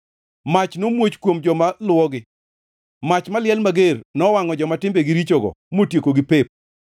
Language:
Luo (Kenya and Tanzania)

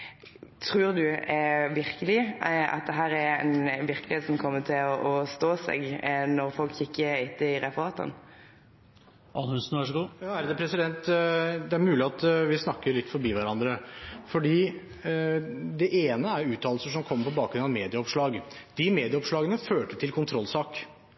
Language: Norwegian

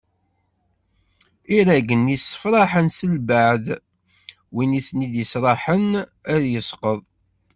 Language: Kabyle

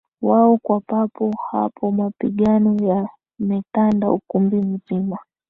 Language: Swahili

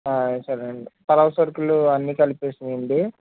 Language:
Telugu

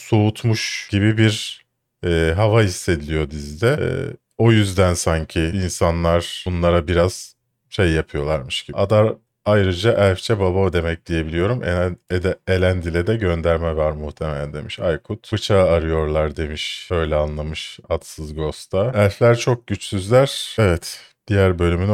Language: Turkish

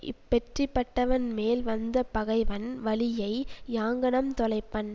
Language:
Tamil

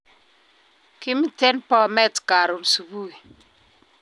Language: Kalenjin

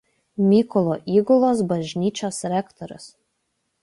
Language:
Lithuanian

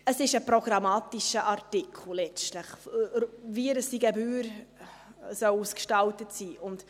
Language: Swiss German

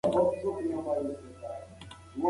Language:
Pashto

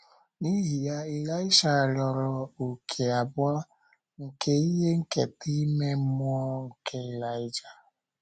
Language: Igbo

